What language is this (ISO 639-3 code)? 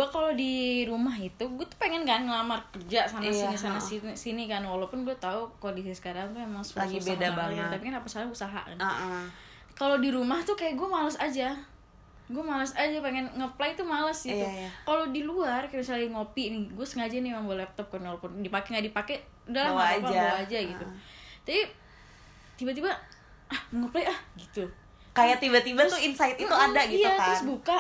ind